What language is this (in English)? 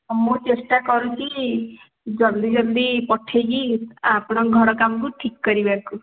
Odia